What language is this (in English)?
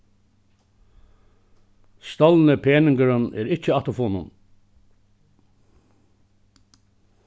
Faroese